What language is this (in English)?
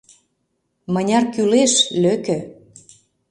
Mari